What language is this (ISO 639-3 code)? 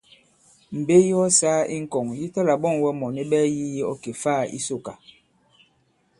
abb